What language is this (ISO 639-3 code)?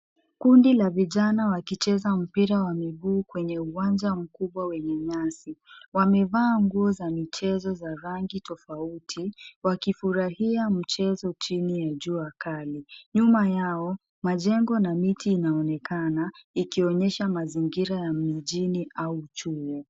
swa